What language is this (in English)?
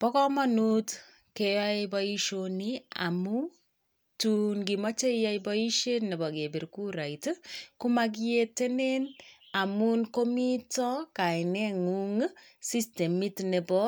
Kalenjin